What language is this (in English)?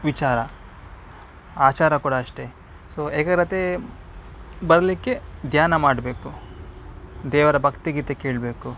Kannada